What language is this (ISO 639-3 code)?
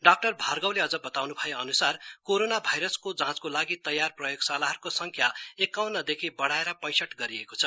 nep